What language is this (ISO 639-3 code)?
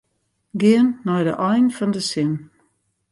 fry